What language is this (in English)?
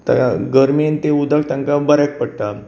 Konkani